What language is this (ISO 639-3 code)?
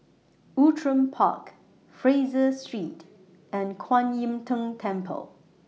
eng